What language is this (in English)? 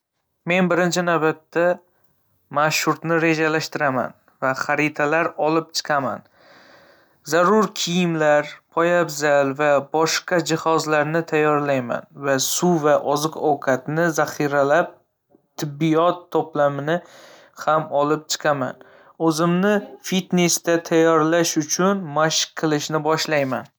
Uzbek